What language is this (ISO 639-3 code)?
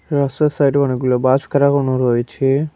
ben